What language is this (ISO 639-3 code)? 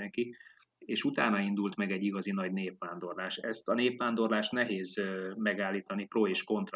hun